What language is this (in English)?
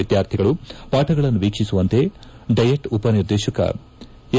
Kannada